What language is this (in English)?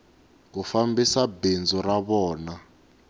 Tsonga